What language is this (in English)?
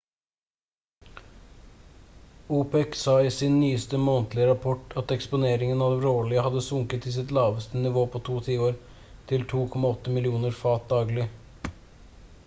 Norwegian Bokmål